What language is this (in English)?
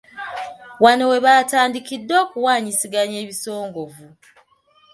Ganda